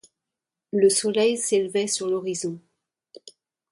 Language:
French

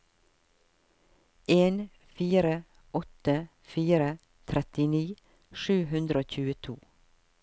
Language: Norwegian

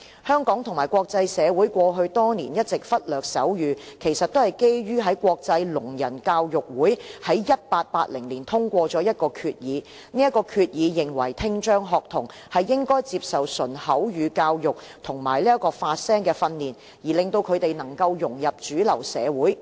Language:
Cantonese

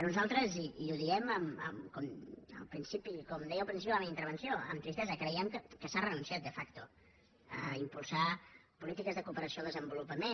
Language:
Catalan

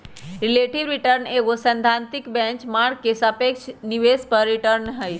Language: Magahi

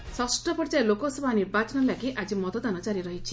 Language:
Odia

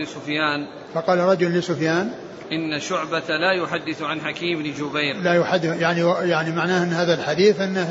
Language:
Arabic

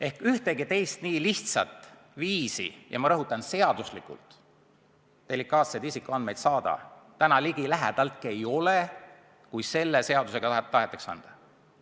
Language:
Estonian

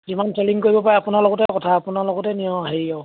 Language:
Assamese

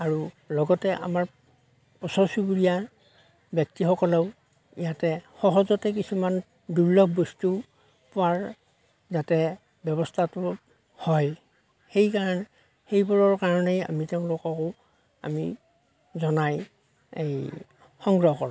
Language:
Assamese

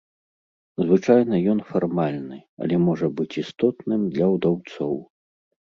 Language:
Belarusian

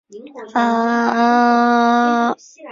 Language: Chinese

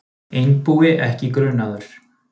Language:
Icelandic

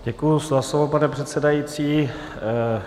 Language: Czech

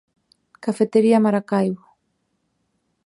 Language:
Galician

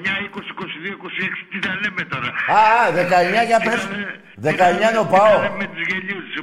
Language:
Greek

